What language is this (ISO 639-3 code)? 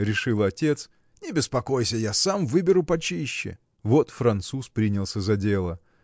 rus